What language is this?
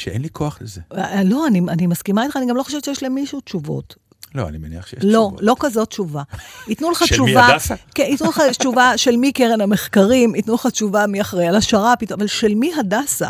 Hebrew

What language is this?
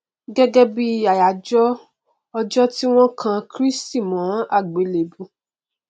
Yoruba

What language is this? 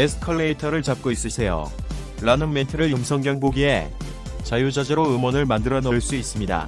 Korean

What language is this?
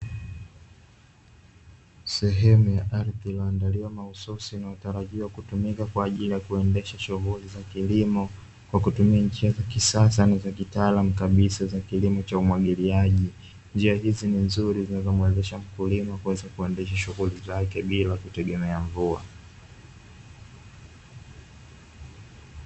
Swahili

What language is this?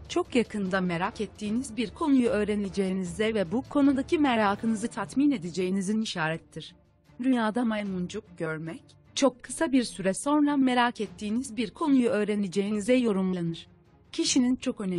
Turkish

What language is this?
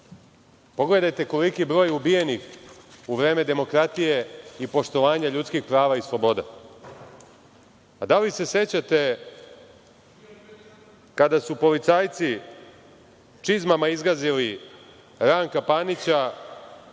Serbian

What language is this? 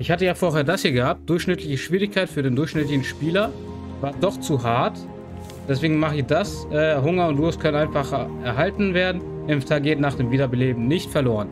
German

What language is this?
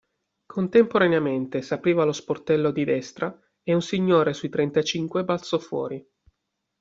Italian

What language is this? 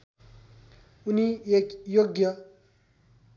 Nepali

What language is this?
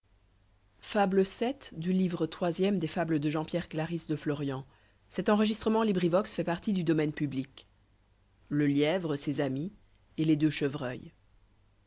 French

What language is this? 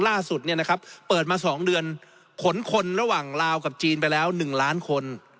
Thai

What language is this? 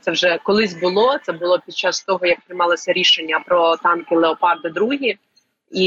Ukrainian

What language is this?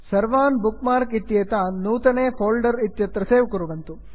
Sanskrit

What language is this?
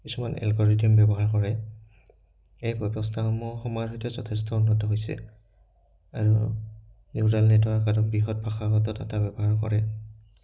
Assamese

